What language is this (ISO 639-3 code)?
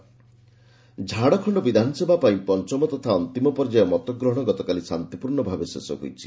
ori